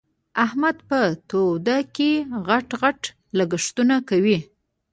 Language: Pashto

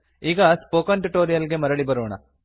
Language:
Kannada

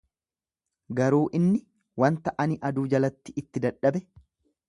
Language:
Oromo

